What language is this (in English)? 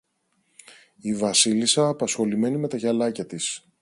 Greek